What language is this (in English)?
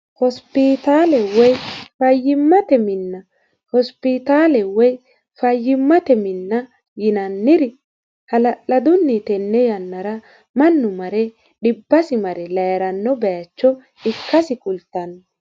Sidamo